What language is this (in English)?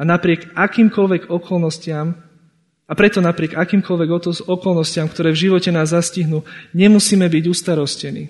Slovak